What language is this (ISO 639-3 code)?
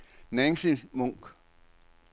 dan